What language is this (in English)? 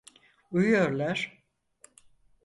Turkish